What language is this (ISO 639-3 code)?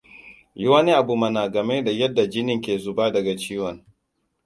hau